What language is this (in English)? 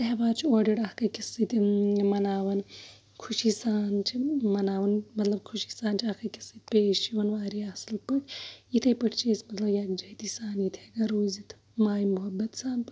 Kashmiri